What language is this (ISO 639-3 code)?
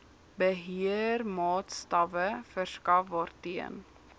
afr